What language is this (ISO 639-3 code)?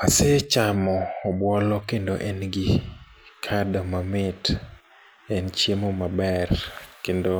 luo